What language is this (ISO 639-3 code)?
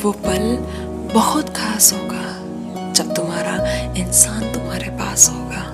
hin